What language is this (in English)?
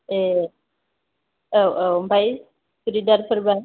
Bodo